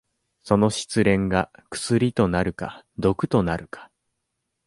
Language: Japanese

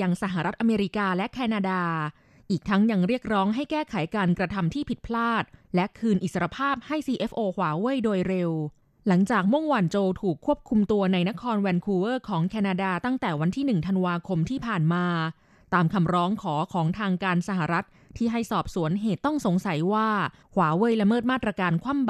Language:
Thai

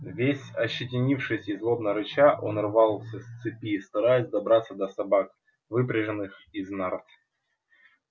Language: Russian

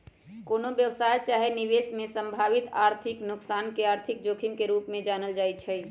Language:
Magahi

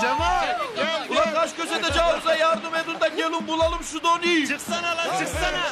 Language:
Turkish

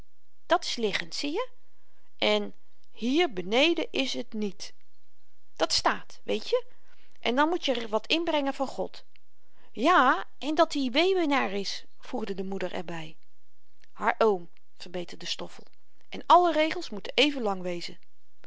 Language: Dutch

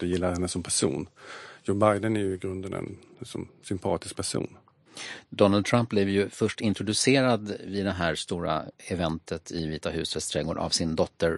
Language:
Swedish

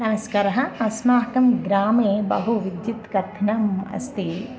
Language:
Sanskrit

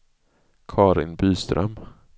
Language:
Swedish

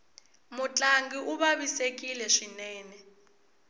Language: Tsonga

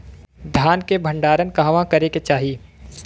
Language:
Bhojpuri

